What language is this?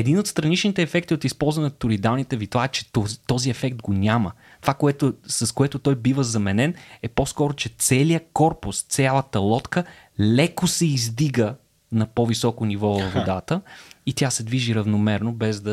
Bulgarian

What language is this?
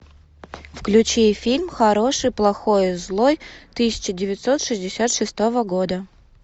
Russian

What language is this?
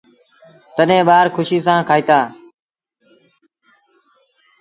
Sindhi Bhil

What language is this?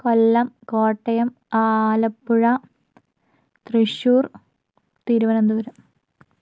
Malayalam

